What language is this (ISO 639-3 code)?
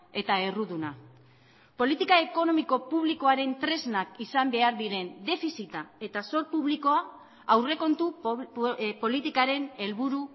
eus